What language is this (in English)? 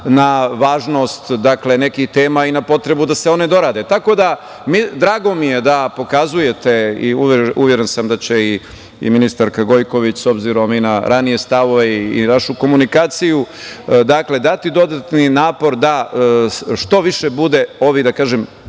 Serbian